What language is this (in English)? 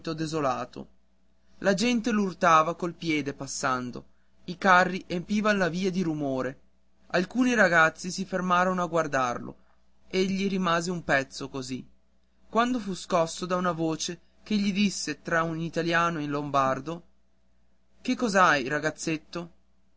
Italian